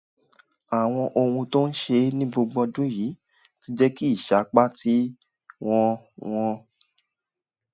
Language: Yoruba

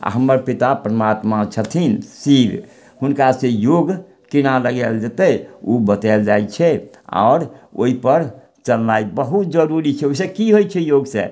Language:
Maithili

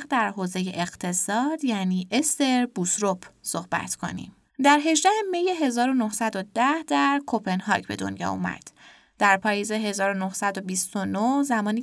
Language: Persian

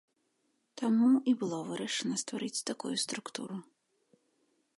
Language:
Belarusian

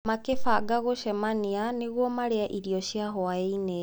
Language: Kikuyu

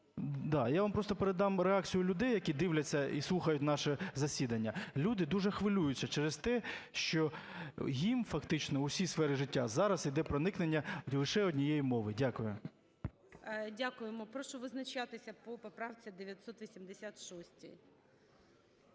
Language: Ukrainian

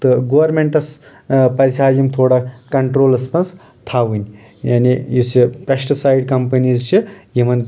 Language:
Kashmiri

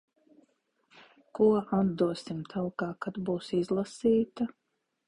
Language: Latvian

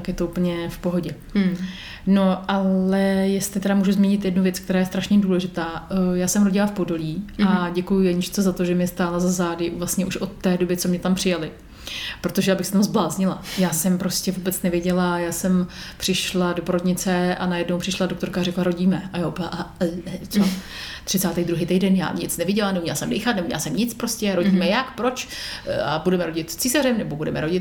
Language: Czech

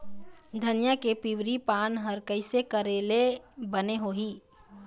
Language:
Chhattisgarhi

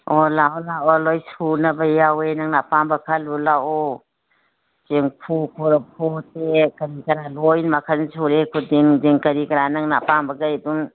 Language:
Manipuri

